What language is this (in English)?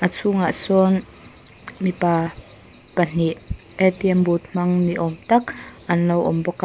Mizo